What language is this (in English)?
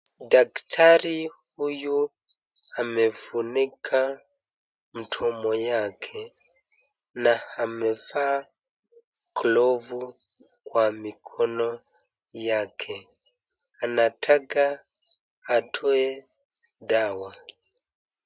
Swahili